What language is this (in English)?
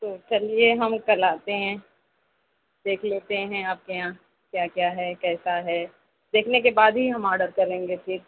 Urdu